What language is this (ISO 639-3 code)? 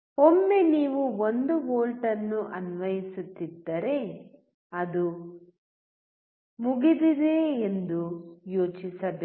kan